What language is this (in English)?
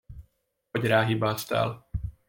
Hungarian